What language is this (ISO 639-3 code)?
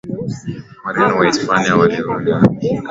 swa